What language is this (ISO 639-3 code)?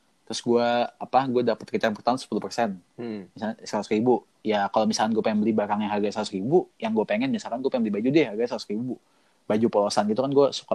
ind